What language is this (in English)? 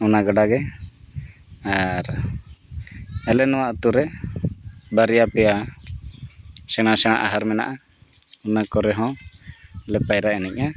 Santali